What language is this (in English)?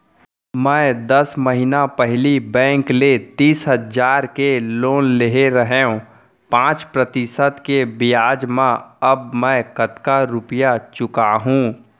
Chhattisgarhi